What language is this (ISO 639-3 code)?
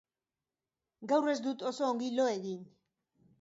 eus